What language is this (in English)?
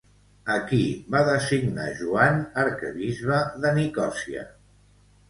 Catalan